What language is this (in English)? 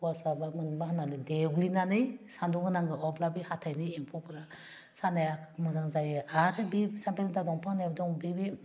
Bodo